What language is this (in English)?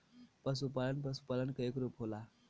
Bhojpuri